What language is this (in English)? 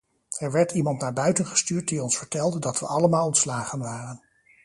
Dutch